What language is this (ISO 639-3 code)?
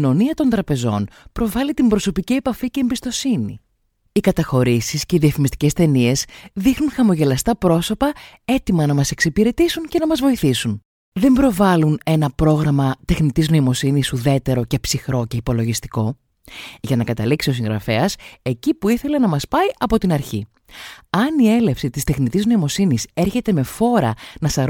ell